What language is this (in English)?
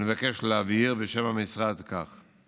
Hebrew